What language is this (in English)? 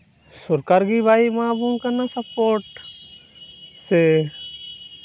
Santali